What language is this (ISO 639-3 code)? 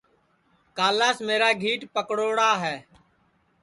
ssi